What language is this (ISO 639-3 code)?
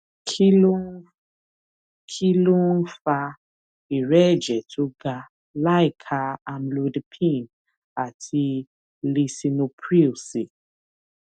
yor